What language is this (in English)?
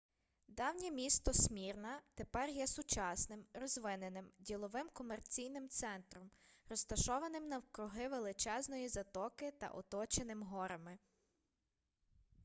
Ukrainian